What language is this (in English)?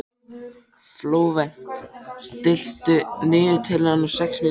Icelandic